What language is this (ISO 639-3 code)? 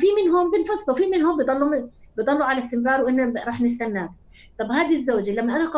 ara